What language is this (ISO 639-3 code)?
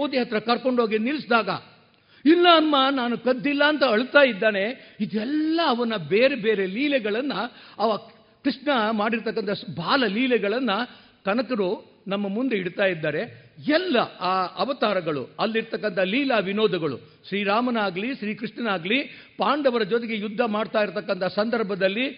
kan